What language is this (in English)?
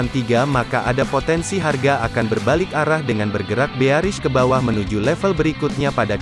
Indonesian